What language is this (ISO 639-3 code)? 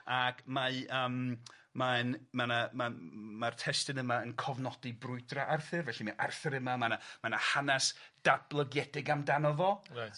cym